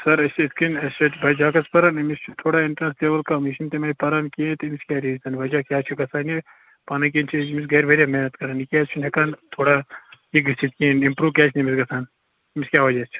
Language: Kashmiri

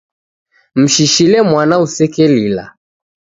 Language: Taita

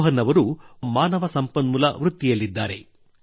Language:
Kannada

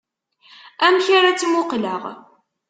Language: Kabyle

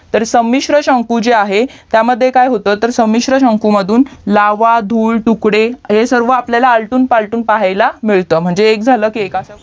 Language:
Marathi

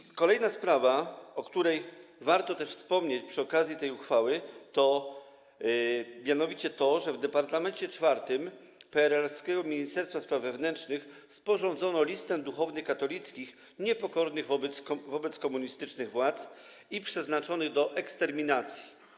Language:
Polish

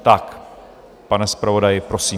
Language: Czech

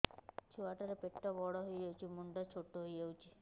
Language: Odia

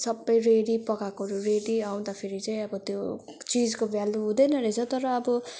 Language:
Nepali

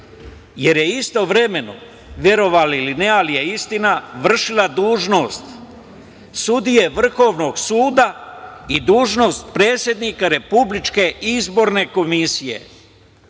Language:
Serbian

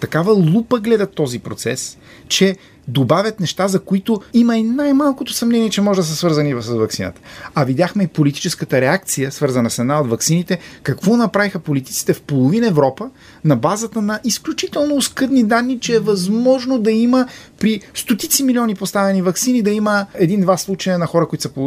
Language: Bulgarian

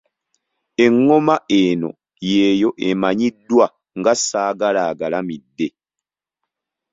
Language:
Ganda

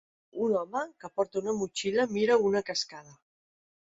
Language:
Catalan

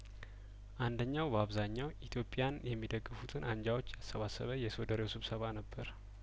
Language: Amharic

